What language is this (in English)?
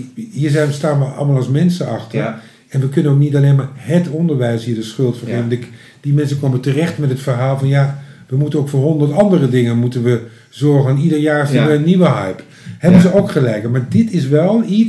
Dutch